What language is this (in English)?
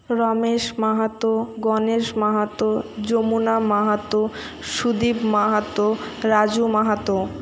Bangla